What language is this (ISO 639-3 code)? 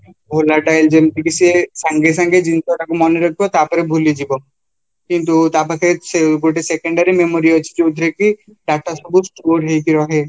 ori